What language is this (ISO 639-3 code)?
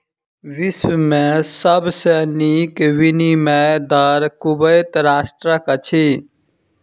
mai